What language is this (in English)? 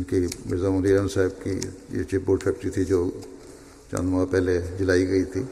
Urdu